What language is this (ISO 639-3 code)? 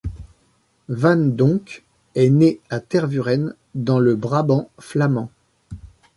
fra